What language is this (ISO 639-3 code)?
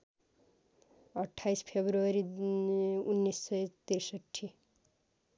nep